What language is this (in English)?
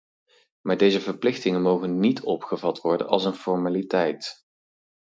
Dutch